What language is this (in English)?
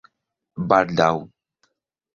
Esperanto